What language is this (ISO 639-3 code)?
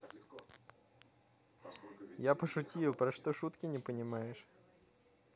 rus